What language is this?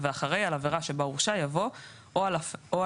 Hebrew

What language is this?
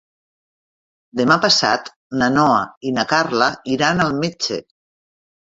Catalan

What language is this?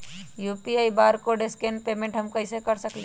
Magahi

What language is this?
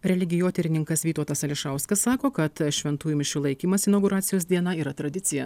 Lithuanian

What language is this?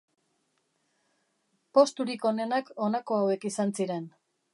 Basque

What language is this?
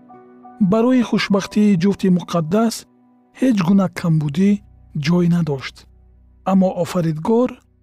Persian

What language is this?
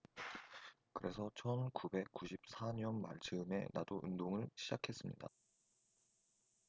Korean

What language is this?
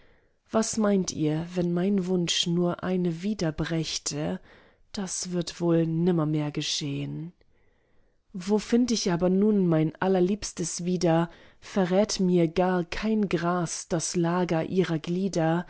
German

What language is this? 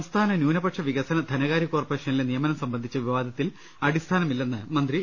Malayalam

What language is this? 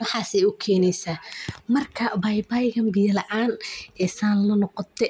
Somali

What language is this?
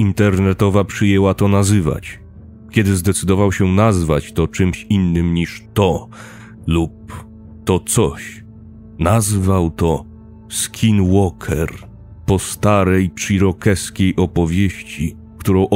Polish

